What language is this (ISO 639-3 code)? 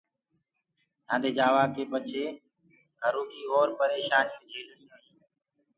ggg